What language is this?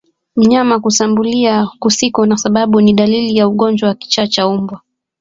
Swahili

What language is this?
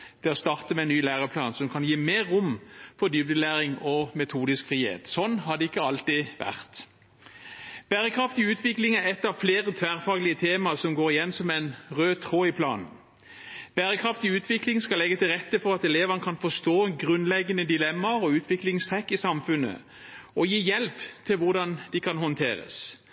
Norwegian Bokmål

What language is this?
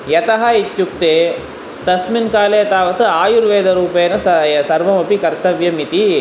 Sanskrit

